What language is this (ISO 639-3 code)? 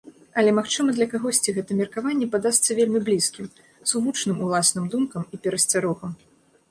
bel